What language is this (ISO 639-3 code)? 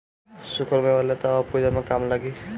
bho